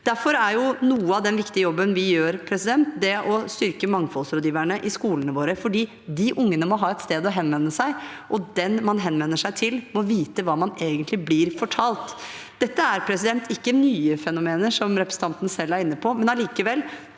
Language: Norwegian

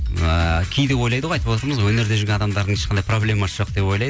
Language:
Kazakh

